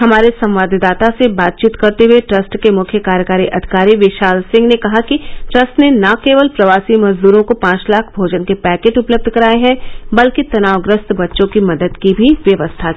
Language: Hindi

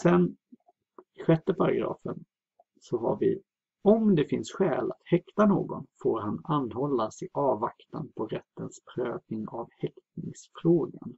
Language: Swedish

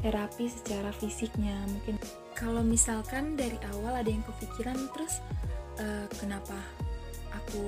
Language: Indonesian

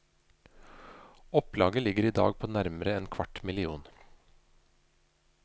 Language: Norwegian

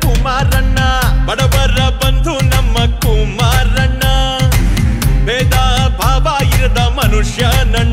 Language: Arabic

